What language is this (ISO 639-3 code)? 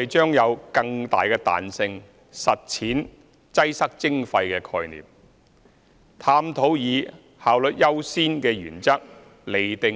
yue